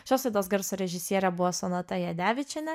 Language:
Lithuanian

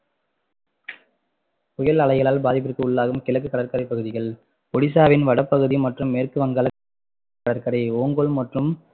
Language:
Tamil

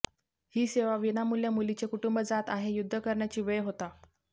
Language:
Marathi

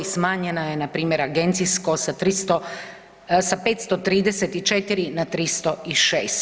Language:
Croatian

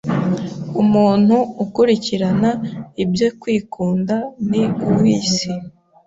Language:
Kinyarwanda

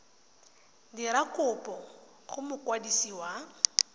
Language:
Tswana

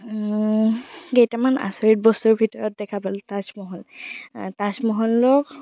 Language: Assamese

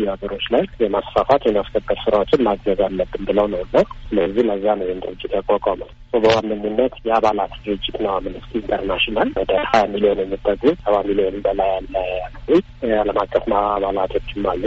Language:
Amharic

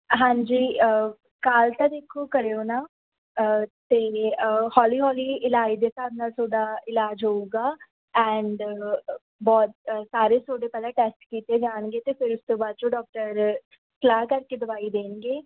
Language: Punjabi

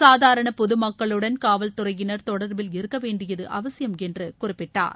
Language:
Tamil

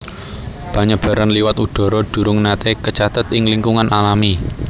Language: Javanese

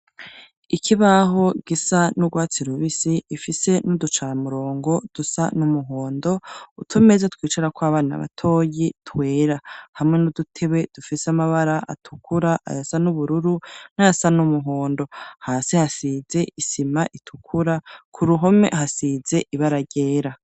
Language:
Rundi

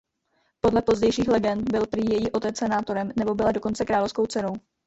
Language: Czech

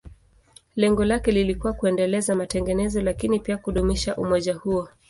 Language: Swahili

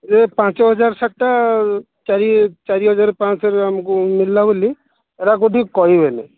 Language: Odia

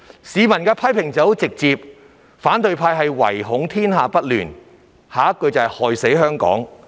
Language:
Cantonese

